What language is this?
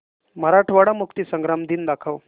Marathi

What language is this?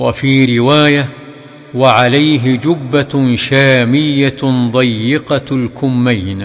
Arabic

